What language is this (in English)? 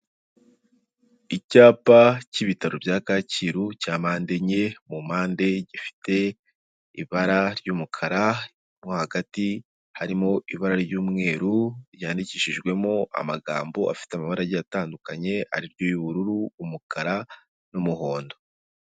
Kinyarwanda